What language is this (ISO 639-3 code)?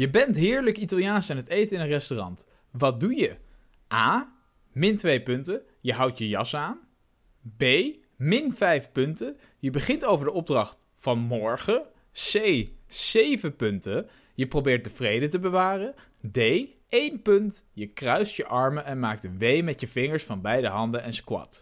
nld